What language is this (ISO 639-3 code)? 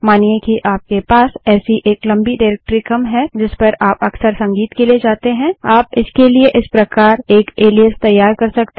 hin